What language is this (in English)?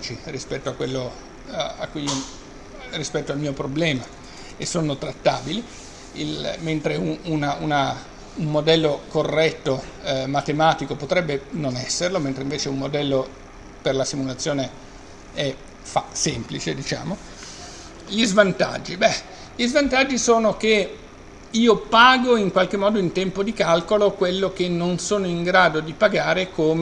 Italian